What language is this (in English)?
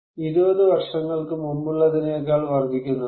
Malayalam